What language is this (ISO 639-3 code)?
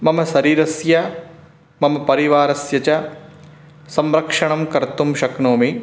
san